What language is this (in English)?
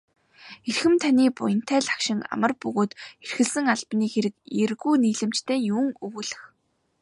Mongolian